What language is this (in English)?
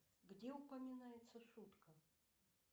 Russian